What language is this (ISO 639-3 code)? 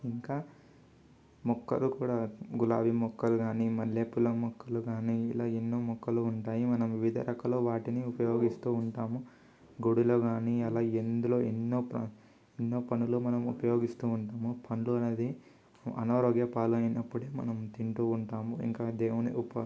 tel